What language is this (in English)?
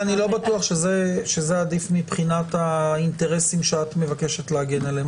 Hebrew